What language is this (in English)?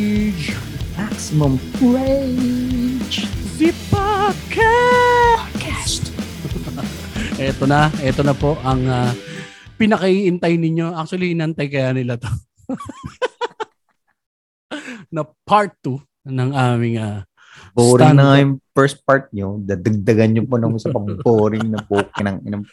Filipino